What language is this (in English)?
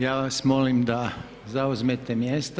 Croatian